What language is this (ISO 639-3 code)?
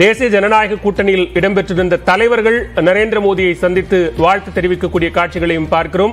tam